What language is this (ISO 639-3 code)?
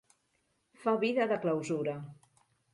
cat